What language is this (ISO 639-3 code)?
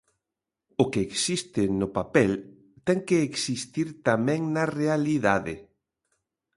glg